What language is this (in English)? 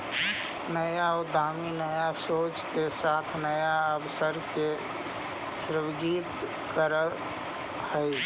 Magahi